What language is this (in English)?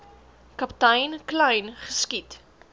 Afrikaans